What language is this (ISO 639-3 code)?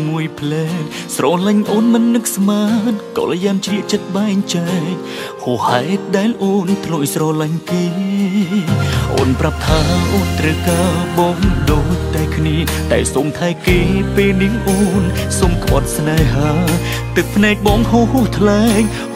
tha